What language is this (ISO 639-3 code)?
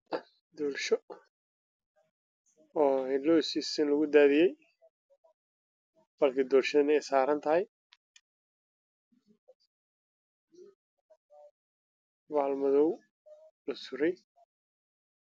som